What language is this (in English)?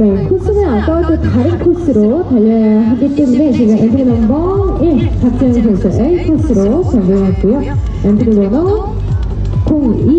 Korean